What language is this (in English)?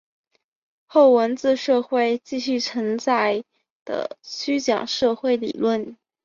Chinese